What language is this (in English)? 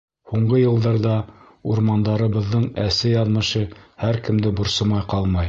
Bashkir